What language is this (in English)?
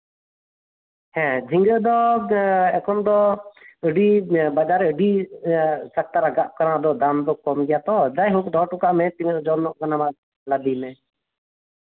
Santali